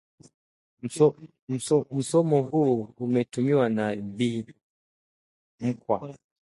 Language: Swahili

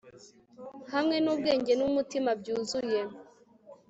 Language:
Kinyarwanda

